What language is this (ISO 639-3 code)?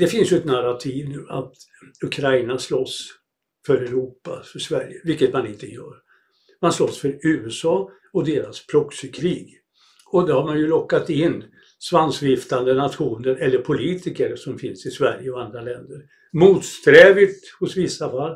swe